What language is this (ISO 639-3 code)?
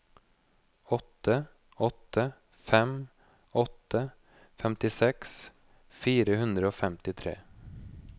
nor